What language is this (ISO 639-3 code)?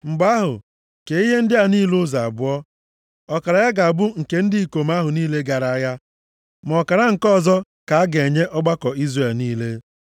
ibo